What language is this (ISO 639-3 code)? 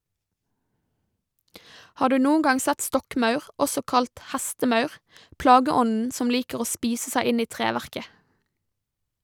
nor